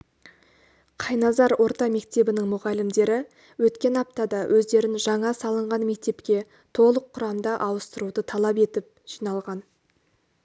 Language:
Kazakh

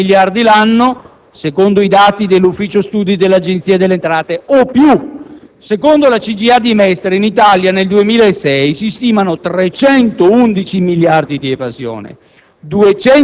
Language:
Italian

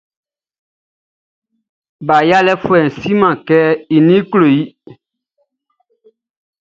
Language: Baoulé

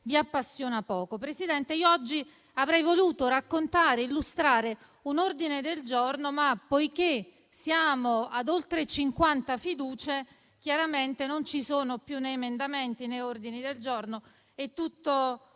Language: Italian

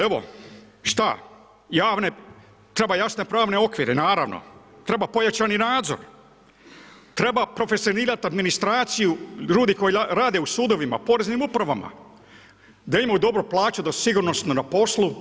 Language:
Croatian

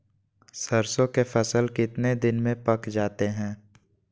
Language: Magahi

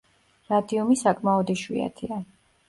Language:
Georgian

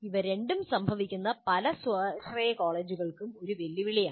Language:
Malayalam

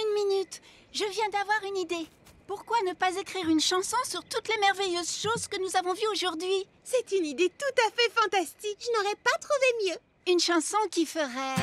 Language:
French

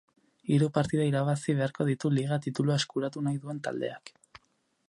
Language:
Basque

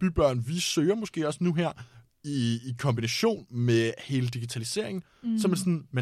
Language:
Danish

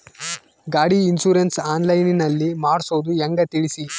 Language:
Kannada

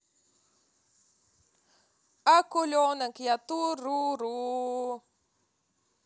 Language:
Russian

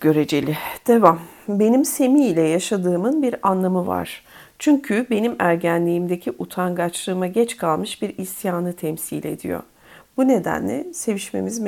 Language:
Turkish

